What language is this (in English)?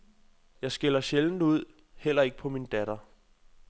Danish